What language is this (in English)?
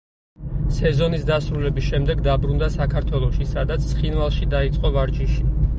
Georgian